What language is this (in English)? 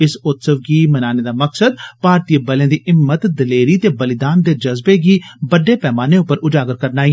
Dogri